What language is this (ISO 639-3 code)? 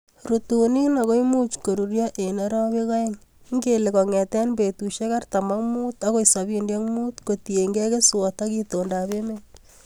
kln